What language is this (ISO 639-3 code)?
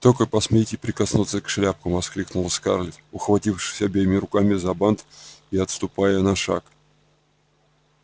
rus